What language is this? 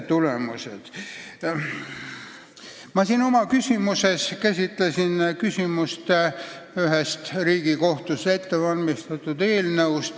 Estonian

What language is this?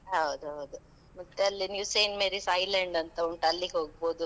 Kannada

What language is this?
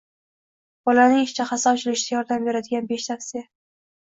Uzbek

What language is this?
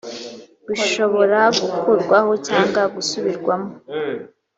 Kinyarwanda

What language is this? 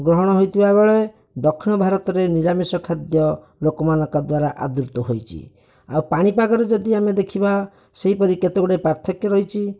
Odia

